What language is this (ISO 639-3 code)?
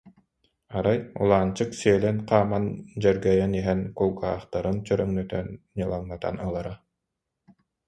sah